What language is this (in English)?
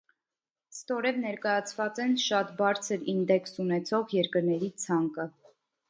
Armenian